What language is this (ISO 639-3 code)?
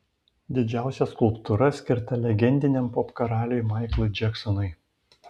lit